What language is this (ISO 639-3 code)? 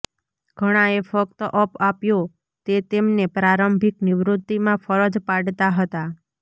guj